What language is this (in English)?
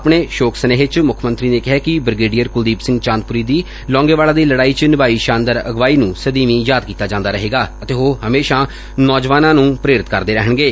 Punjabi